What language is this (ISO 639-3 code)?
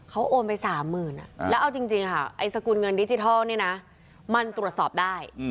tha